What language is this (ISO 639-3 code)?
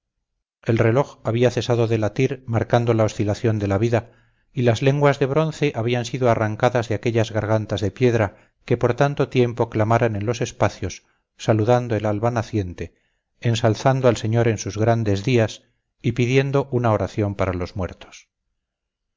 spa